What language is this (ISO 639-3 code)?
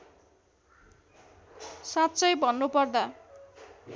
nep